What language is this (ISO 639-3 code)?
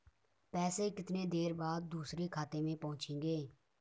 hin